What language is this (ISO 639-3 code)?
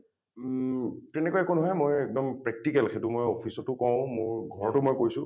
asm